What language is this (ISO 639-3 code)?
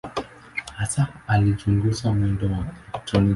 swa